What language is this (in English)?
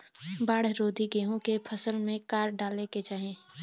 Bhojpuri